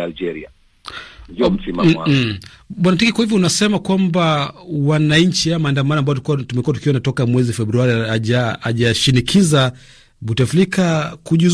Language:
Swahili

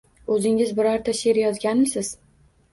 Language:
Uzbek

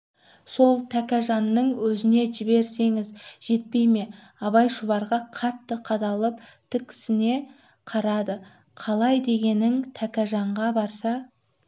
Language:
Kazakh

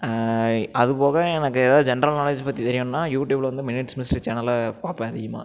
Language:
Tamil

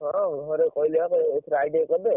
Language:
Odia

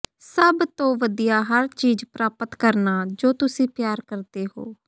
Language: Punjabi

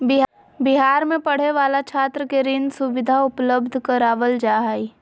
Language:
Magahi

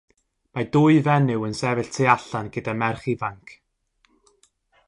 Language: Welsh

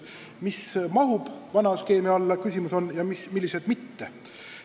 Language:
Estonian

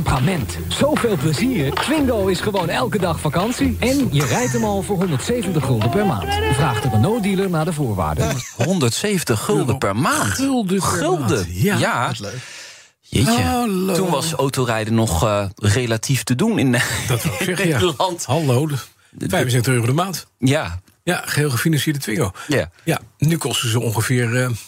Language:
Dutch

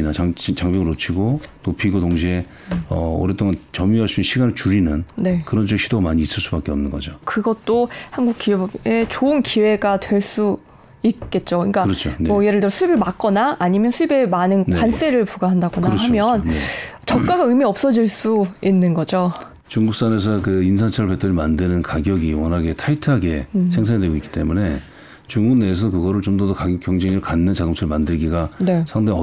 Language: Korean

